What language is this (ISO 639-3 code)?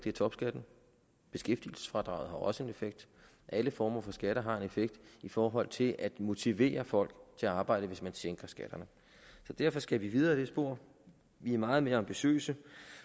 dan